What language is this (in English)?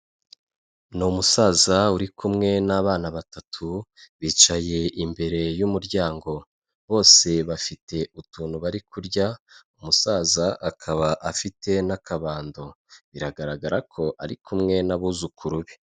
Kinyarwanda